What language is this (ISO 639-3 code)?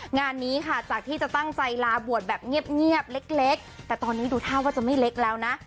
tha